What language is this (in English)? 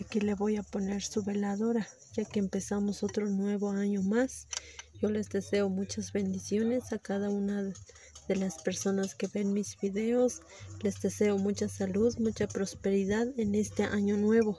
Spanish